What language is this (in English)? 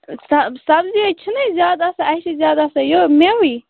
Kashmiri